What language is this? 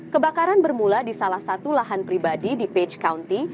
Indonesian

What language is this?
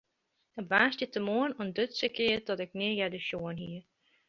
Western Frisian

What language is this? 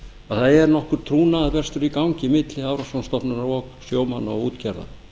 Icelandic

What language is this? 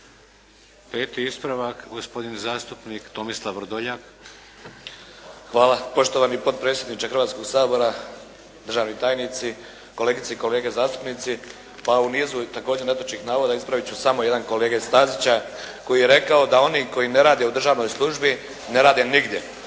Croatian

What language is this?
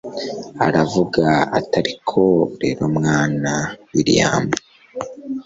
Kinyarwanda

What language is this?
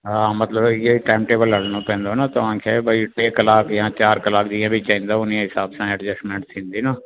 Sindhi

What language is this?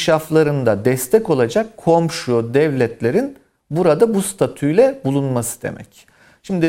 Turkish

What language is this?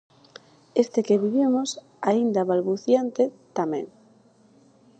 Galician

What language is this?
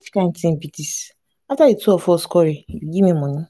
Nigerian Pidgin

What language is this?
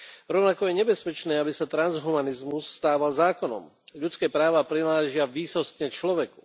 Slovak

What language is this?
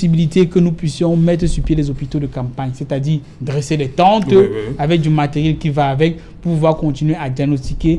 French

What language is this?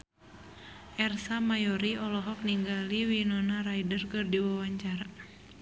Sundanese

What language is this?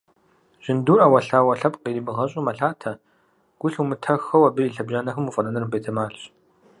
Kabardian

